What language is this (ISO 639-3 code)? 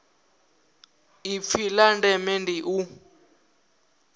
ven